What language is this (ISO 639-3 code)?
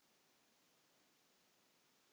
isl